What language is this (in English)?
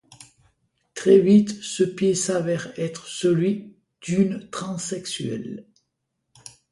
French